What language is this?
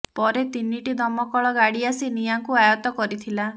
Odia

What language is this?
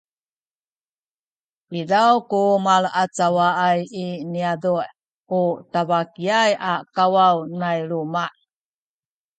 Sakizaya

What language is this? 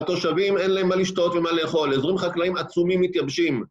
Hebrew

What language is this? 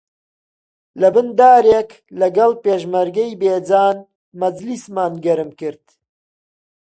Central Kurdish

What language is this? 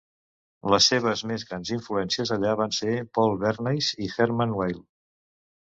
Catalan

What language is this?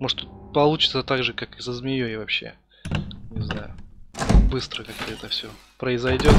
Russian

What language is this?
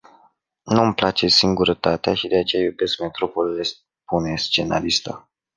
Romanian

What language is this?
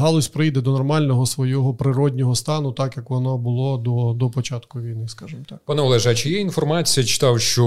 Ukrainian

